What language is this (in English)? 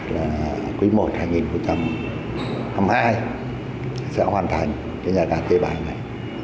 Vietnamese